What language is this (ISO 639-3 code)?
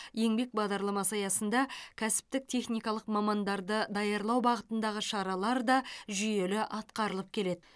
kaz